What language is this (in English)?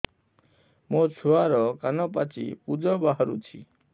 Odia